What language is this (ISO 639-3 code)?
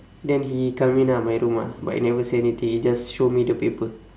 eng